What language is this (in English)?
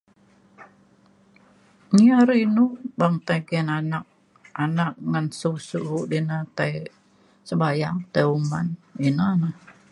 Mainstream Kenyah